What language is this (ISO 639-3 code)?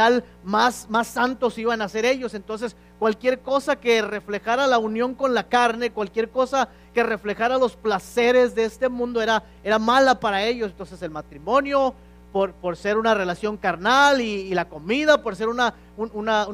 spa